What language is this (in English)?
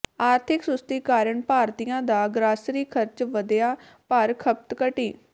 Punjabi